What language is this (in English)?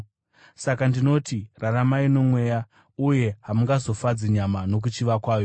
Shona